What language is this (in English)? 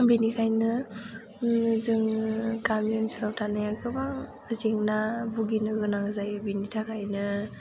Bodo